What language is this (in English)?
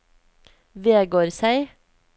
Norwegian